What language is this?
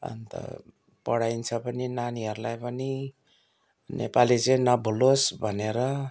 Nepali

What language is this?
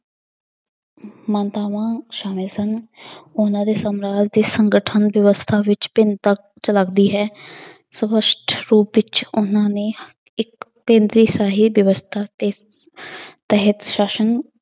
Punjabi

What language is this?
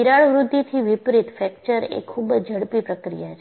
Gujarati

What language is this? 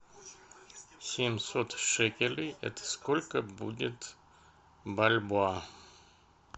Russian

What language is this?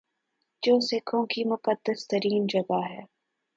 Urdu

